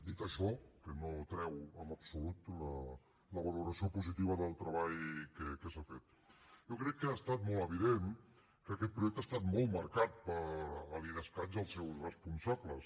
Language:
Catalan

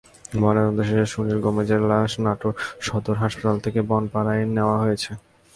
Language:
Bangla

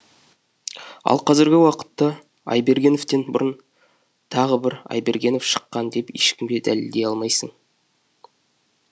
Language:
Kazakh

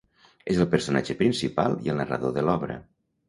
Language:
Catalan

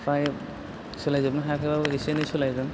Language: Bodo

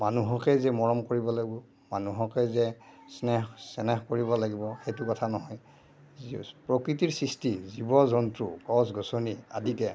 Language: Assamese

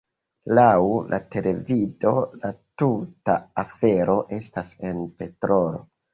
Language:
Esperanto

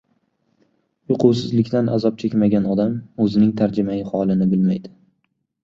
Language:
Uzbek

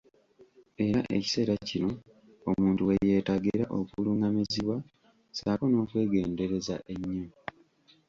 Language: Ganda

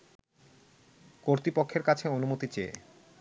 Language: Bangla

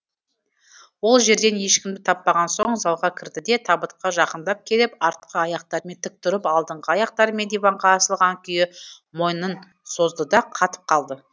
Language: Kazakh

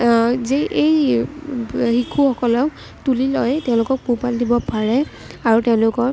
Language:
Assamese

